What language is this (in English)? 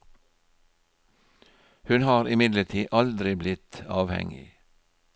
Norwegian